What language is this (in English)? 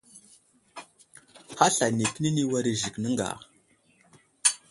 Wuzlam